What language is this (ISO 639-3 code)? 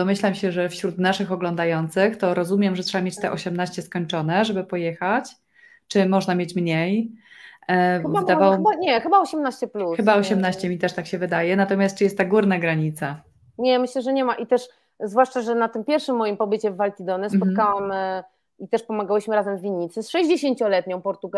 pol